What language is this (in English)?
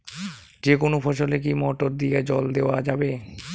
Bangla